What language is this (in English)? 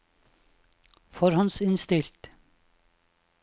Norwegian